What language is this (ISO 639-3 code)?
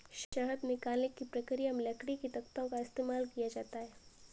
hin